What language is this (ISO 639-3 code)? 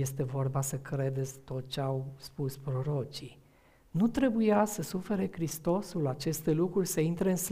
ron